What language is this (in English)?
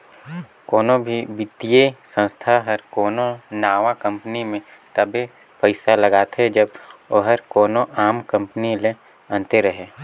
Chhattisgarhi